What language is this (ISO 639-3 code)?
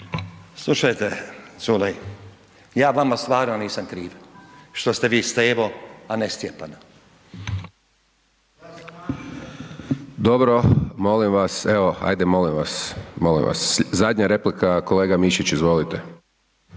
hrv